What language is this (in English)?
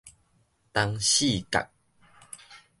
Min Nan Chinese